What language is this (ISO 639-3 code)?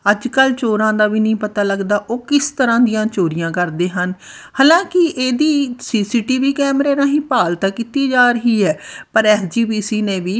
pan